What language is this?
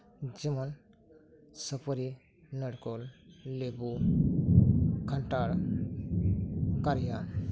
Santali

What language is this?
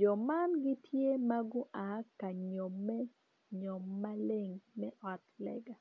Acoli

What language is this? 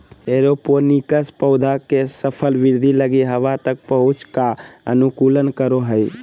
Magahi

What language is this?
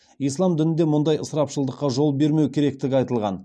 Kazakh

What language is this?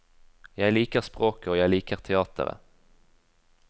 Norwegian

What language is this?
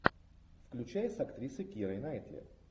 Russian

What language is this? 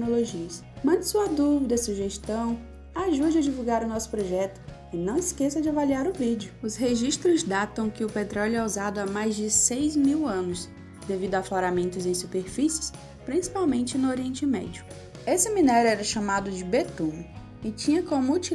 Portuguese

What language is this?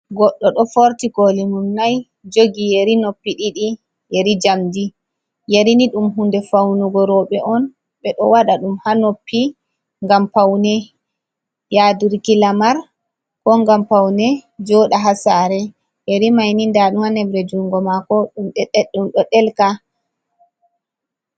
Fula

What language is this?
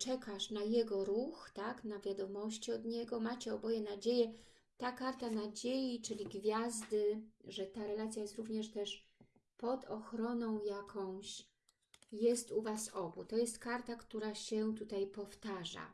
Polish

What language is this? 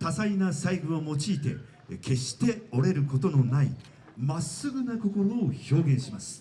Japanese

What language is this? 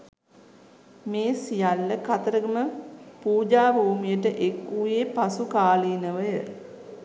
Sinhala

